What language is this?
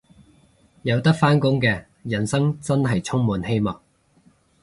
Cantonese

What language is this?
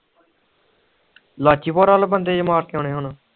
Punjabi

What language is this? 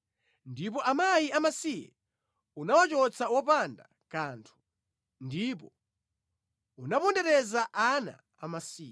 Nyanja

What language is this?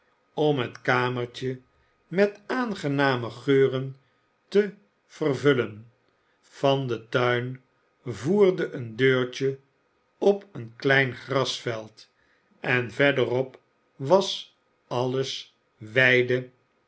Dutch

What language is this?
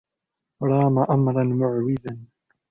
Arabic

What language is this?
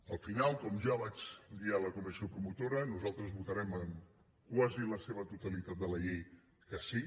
Catalan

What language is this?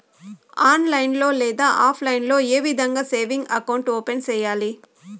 Telugu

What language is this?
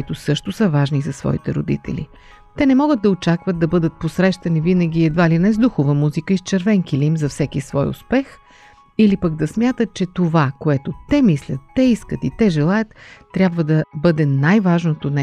Bulgarian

